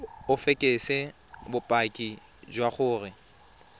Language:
Tswana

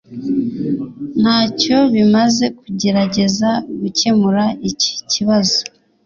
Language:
Kinyarwanda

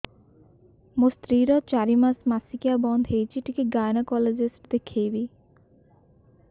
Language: Odia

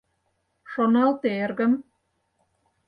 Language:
Mari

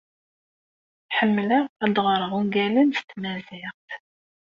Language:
Kabyle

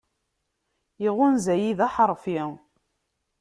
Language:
Kabyle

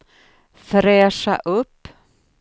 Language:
Swedish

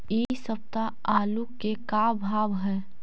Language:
Magahi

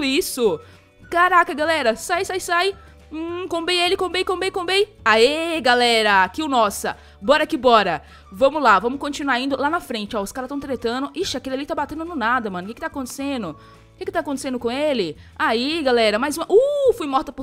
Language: Portuguese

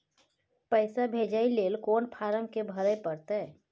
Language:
Maithili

